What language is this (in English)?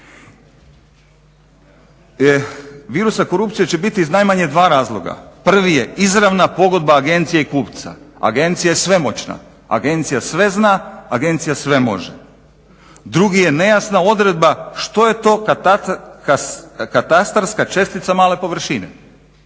Croatian